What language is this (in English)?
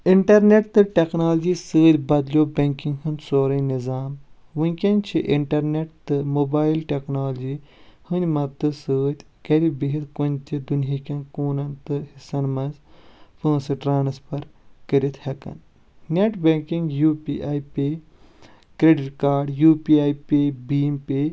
Kashmiri